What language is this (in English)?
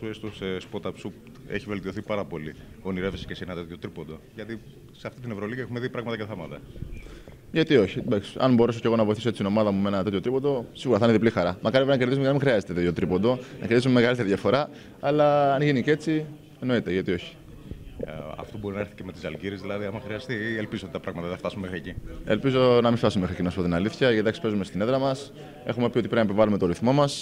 Greek